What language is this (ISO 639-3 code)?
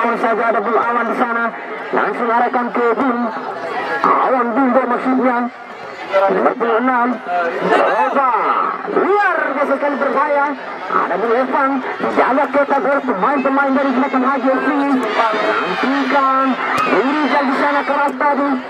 ind